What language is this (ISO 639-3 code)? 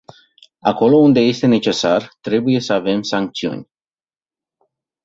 ron